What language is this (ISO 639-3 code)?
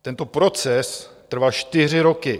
ces